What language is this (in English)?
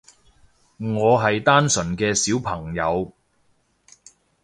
Cantonese